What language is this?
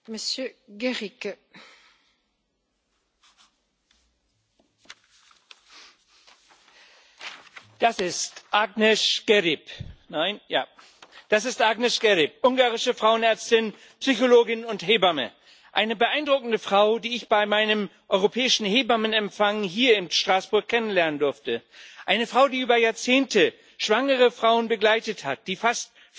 German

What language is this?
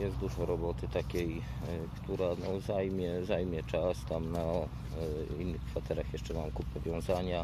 Polish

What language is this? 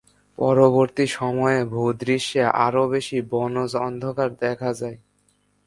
Bangla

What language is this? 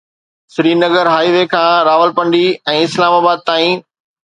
Sindhi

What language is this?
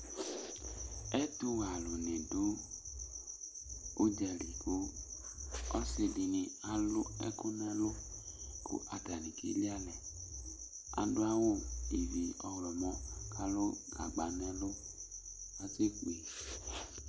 Ikposo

